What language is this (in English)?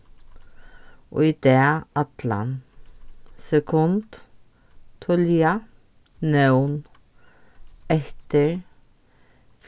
Faroese